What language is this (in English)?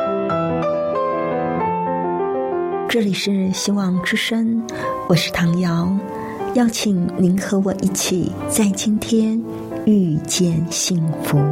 Chinese